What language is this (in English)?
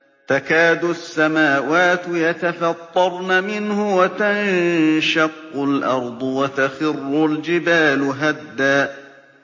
Arabic